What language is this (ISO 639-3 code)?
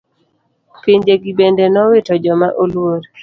luo